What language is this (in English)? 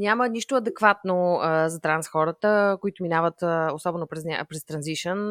Bulgarian